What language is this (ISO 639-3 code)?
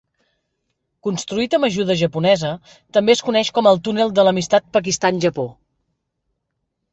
cat